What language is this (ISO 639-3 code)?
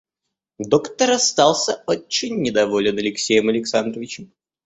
rus